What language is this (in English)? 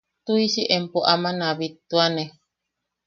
Yaqui